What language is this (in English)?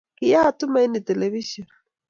Kalenjin